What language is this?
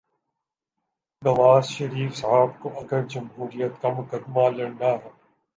Urdu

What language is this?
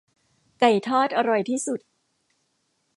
Thai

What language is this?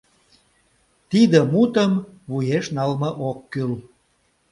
Mari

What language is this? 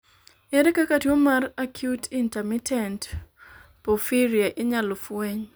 Luo (Kenya and Tanzania)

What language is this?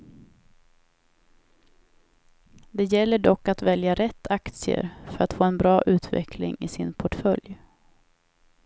Swedish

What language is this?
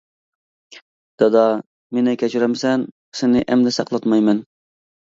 Uyghur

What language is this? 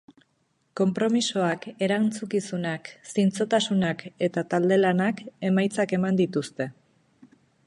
Basque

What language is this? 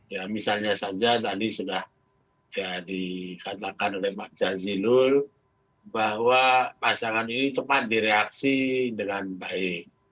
Indonesian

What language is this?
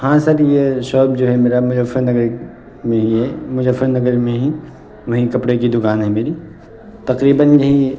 Urdu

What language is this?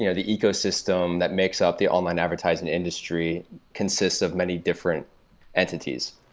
English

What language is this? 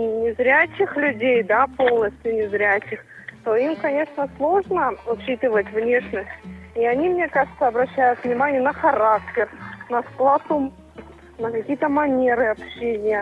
Russian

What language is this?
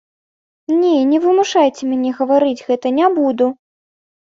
Belarusian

